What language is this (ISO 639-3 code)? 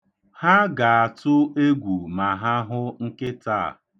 ibo